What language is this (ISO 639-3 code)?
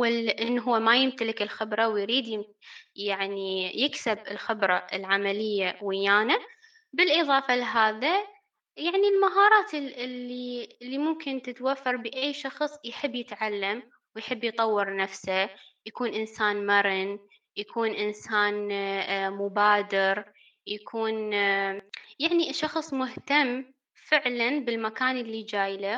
ara